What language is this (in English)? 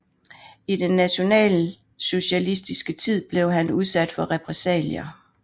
Danish